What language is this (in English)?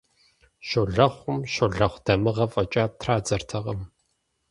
Kabardian